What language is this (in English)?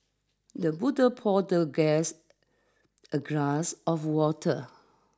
English